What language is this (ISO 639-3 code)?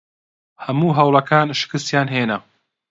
ckb